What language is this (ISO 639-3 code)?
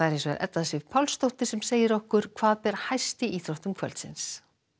isl